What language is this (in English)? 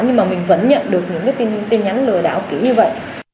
Vietnamese